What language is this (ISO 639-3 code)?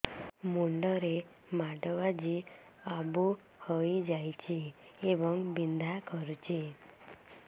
ori